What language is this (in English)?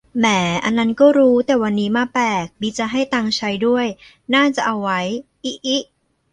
Thai